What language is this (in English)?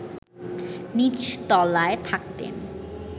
Bangla